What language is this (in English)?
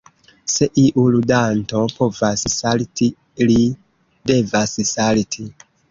Esperanto